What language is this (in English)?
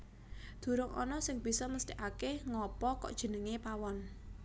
Javanese